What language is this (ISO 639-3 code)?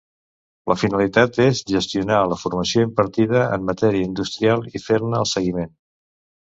cat